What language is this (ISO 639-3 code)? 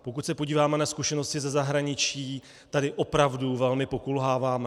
ces